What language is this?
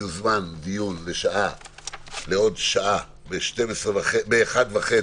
Hebrew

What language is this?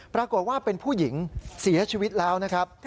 Thai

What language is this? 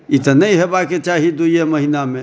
Maithili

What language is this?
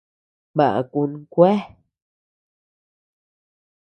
Tepeuxila Cuicatec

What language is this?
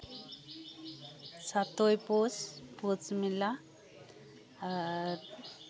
Santali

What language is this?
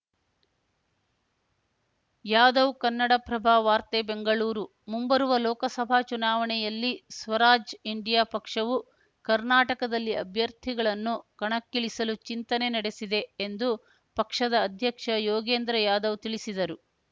Kannada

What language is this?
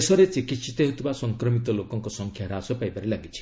Odia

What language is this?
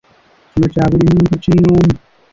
Ganda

